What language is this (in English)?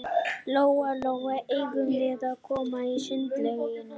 Icelandic